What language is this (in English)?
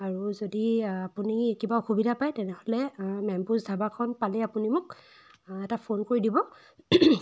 Assamese